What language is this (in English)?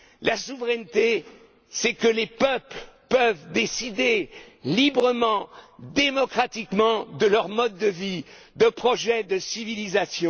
French